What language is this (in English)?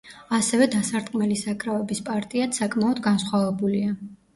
Georgian